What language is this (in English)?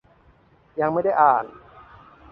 Thai